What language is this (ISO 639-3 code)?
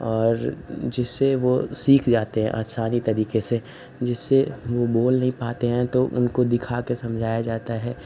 hin